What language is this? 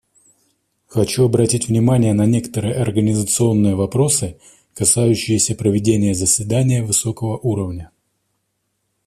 Russian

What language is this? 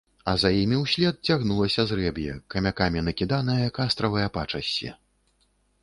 Belarusian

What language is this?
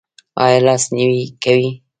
Pashto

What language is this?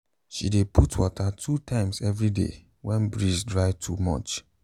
Nigerian Pidgin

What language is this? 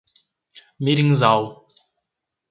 Portuguese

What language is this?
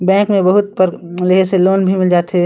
Chhattisgarhi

